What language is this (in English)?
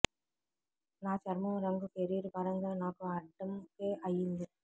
Telugu